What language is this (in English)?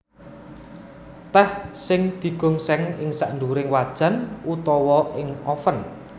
Javanese